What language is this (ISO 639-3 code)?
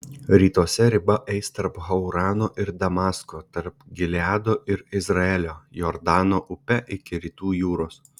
lit